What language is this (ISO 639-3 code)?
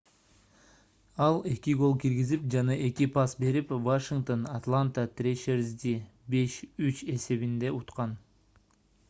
kir